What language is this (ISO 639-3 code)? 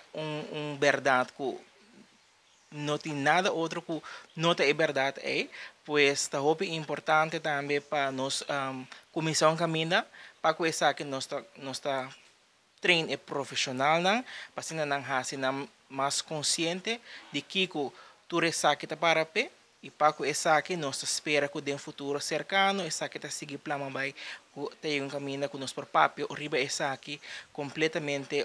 ita